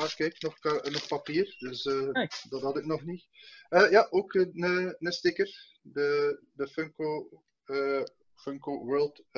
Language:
Dutch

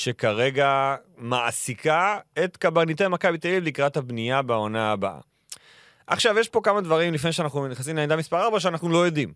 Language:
Hebrew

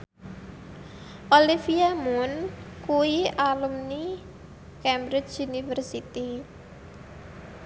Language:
Javanese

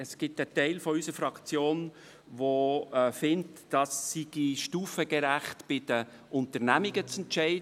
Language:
Swiss German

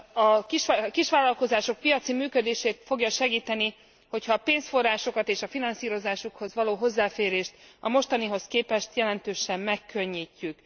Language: Hungarian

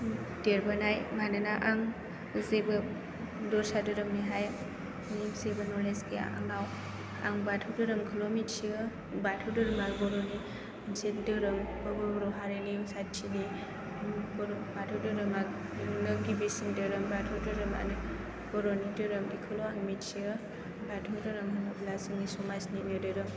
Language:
Bodo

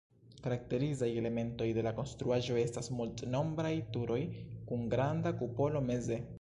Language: Esperanto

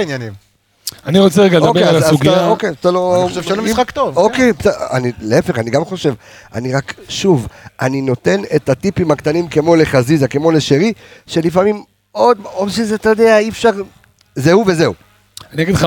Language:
Hebrew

